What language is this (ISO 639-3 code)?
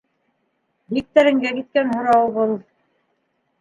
bak